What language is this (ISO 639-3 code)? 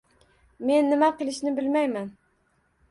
uzb